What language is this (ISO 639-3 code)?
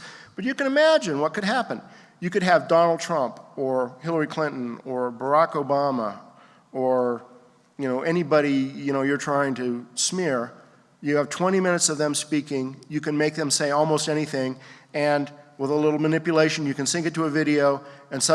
eng